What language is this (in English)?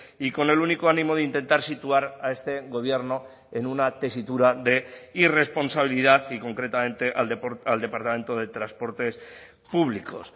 Spanish